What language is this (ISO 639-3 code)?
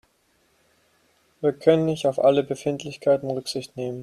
deu